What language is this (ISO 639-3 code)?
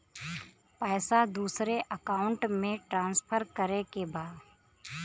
bho